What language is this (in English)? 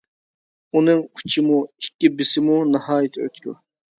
Uyghur